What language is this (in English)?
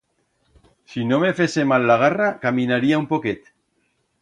Aragonese